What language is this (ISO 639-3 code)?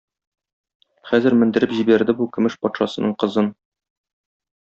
tat